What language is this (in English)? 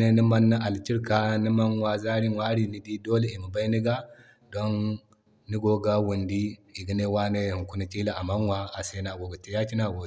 Zarma